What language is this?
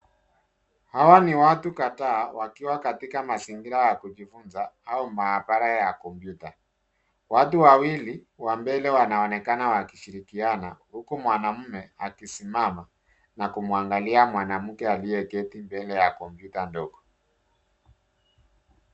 Swahili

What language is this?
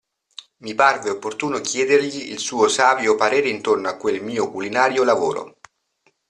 Italian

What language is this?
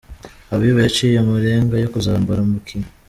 Kinyarwanda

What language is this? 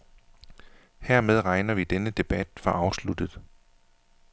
Danish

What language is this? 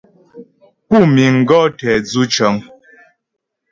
Ghomala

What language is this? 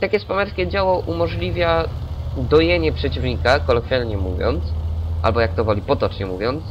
Polish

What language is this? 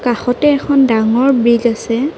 Assamese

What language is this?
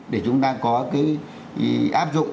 Vietnamese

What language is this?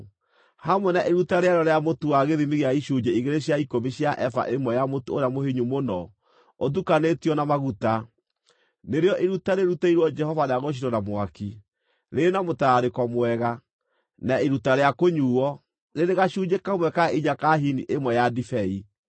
Kikuyu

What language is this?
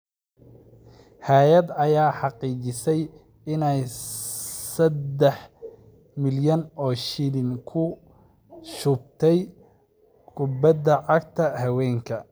Somali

